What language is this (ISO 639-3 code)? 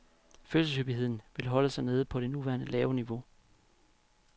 dan